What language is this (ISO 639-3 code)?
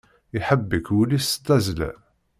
kab